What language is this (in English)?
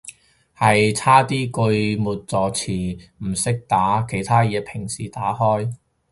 Cantonese